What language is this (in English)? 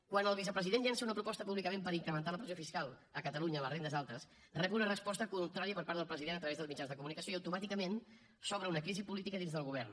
Catalan